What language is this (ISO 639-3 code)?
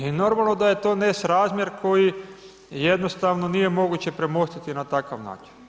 hrv